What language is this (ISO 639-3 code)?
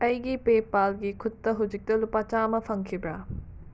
mni